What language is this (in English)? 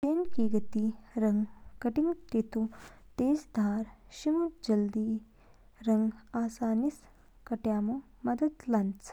Kinnauri